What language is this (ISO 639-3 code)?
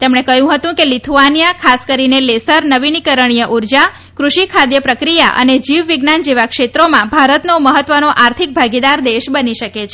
guj